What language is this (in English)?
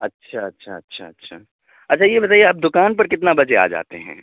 Urdu